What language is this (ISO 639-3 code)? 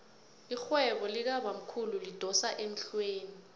nbl